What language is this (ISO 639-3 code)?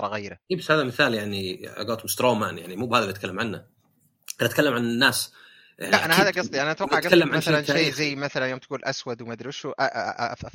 ara